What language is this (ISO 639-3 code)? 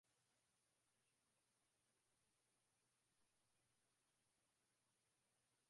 swa